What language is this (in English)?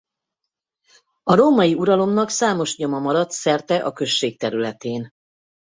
Hungarian